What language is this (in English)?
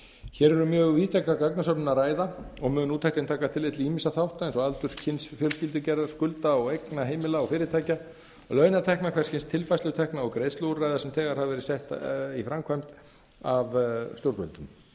Icelandic